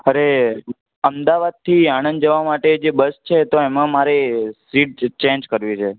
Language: Gujarati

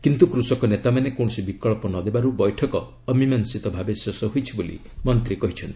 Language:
Odia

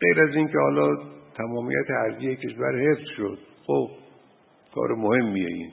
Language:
Persian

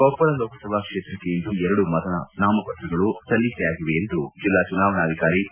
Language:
Kannada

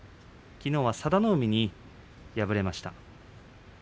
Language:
Japanese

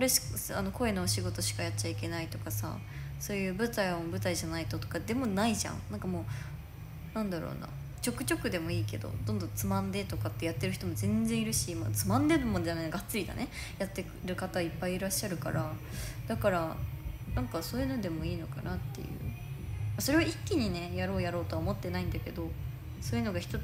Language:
Japanese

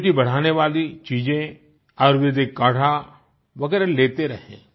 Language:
Hindi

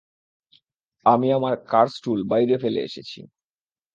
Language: Bangla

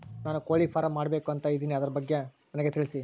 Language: Kannada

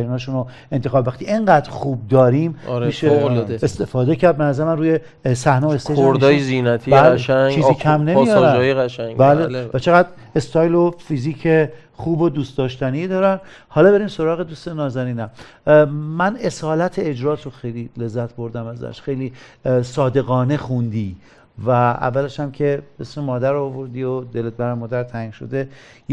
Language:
Persian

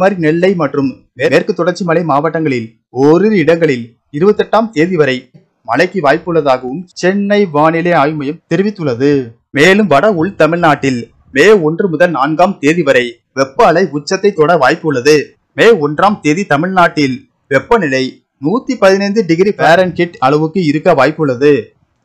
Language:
Tamil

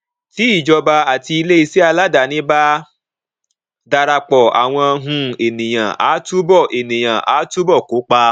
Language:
Yoruba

